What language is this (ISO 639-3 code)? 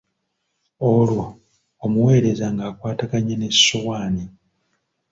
lug